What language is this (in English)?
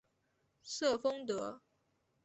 Chinese